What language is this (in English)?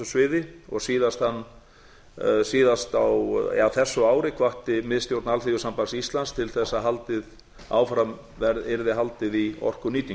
Icelandic